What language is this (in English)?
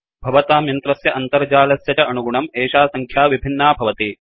Sanskrit